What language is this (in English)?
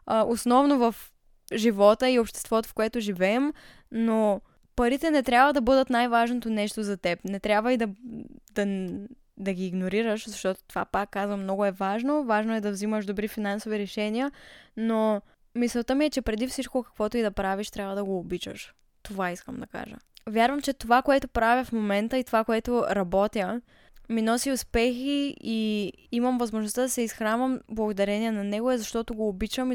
Bulgarian